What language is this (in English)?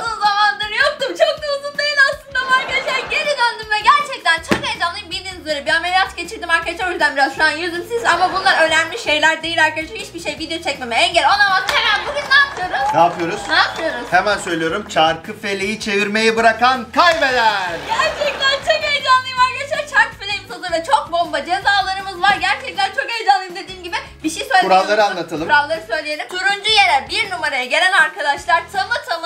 Turkish